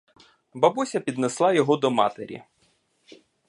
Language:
Ukrainian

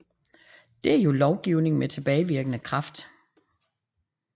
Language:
Danish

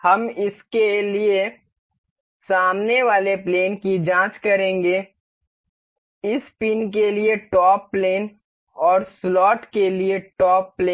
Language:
Hindi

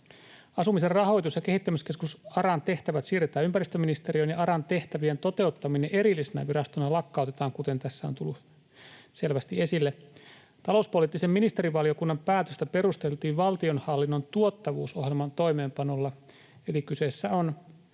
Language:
Finnish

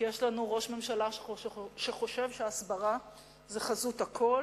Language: Hebrew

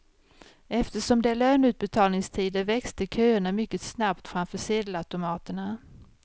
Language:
Swedish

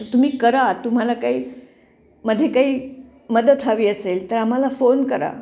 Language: Marathi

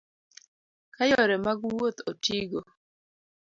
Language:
Luo (Kenya and Tanzania)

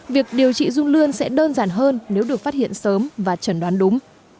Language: Vietnamese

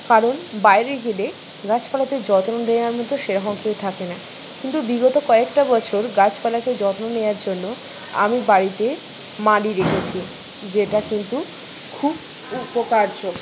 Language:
Bangla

